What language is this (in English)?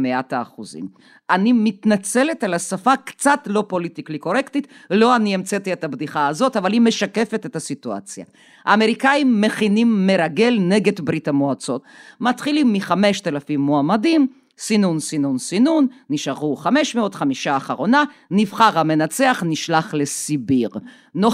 Hebrew